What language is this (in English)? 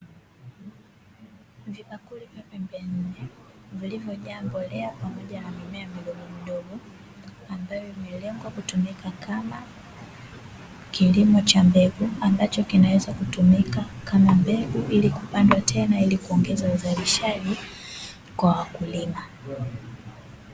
Swahili